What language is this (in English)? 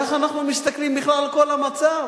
Hebrew